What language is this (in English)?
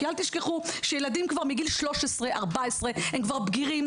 Hebrew